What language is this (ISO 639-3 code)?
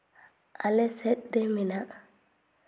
sat